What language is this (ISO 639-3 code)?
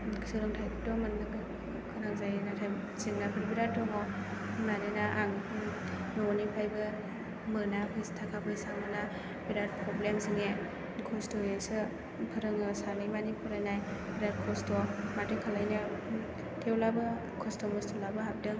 brx